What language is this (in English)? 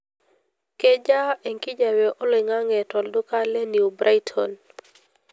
Masai